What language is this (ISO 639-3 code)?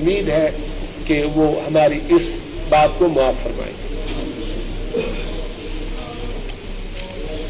urd